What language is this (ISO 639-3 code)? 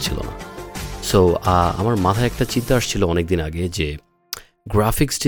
ben